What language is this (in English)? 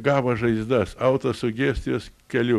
Lithuanian